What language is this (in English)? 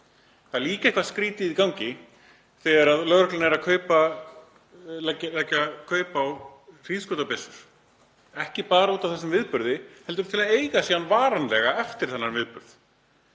Icelandic